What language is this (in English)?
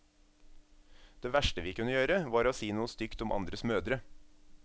Norwegian